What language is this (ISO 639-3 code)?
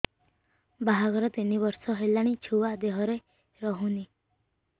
ori